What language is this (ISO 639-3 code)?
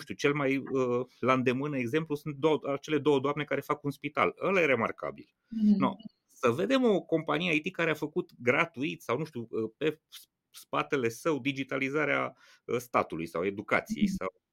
ron